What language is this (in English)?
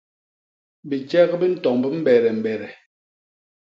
Basaa